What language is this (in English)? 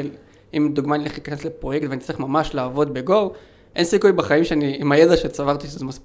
Hebrew